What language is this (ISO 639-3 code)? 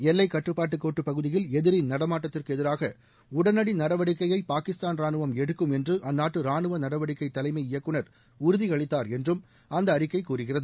tam